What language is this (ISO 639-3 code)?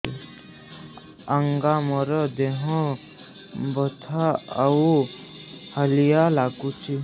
ori